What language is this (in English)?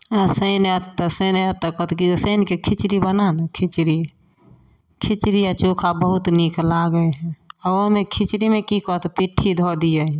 Maithili